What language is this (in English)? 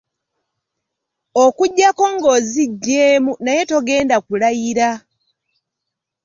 Ganda